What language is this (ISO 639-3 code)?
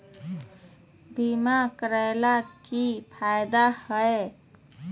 mag